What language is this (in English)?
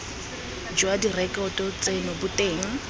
Tswana